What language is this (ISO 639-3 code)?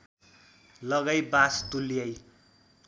nep